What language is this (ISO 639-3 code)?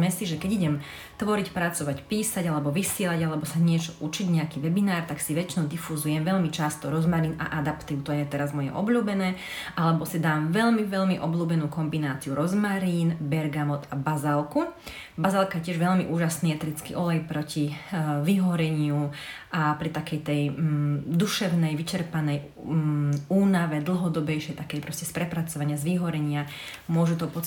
slk